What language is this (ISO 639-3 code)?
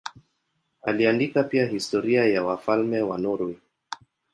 swa